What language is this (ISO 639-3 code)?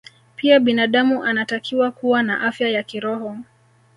swa